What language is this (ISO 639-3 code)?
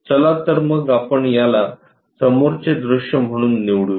mar